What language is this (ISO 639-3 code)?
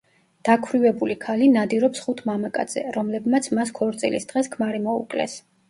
kat